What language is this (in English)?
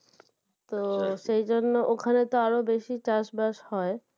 Bangla